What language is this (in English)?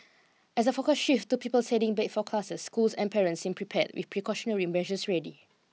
English